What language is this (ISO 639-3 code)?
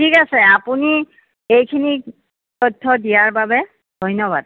asm